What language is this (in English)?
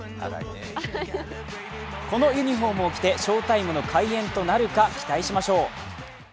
Japanese